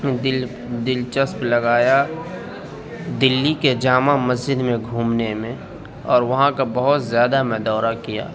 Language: Urdu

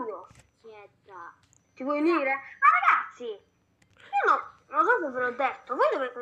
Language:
Italian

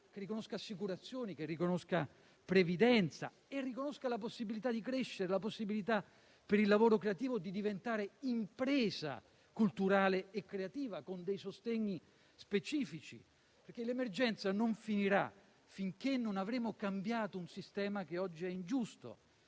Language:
Italian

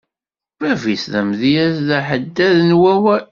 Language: Kabyle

